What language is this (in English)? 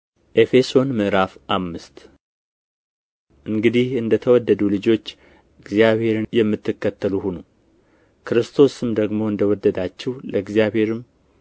Amharic